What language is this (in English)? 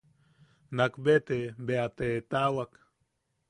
Yaqui